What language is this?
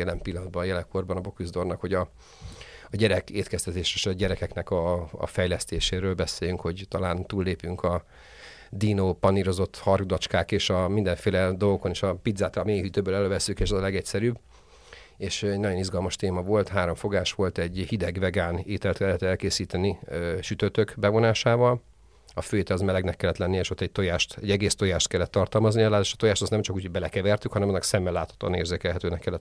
Hungarian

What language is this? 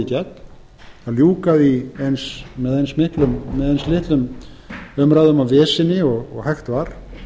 Icelandic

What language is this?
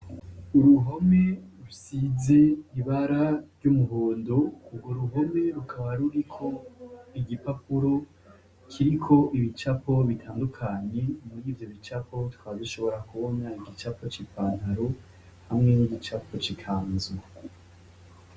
Rundi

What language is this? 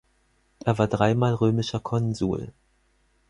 German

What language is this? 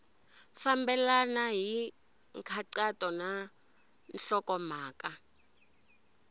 Tsonga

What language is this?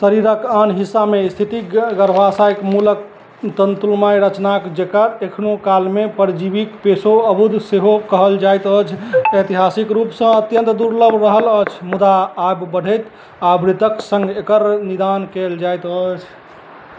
Maithili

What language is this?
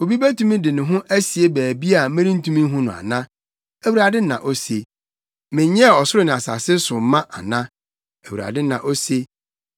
Akan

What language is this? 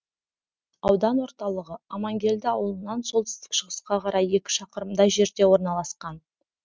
Kazakh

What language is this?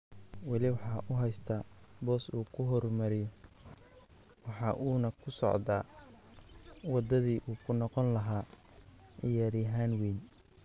Somali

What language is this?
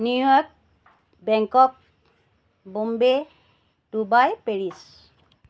Assamese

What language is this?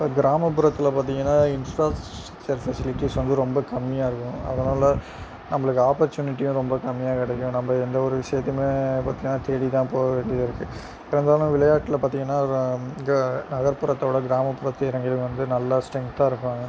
Tamil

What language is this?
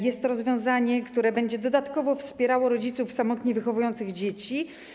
Polish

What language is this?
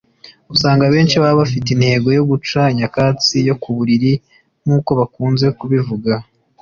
Kinyarwanda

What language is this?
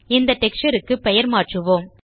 Tamil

